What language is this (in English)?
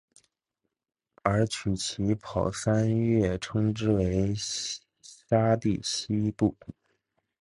Chinese